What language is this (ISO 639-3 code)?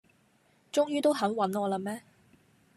yue